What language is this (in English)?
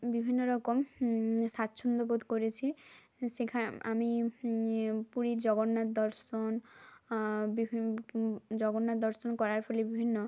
Bangla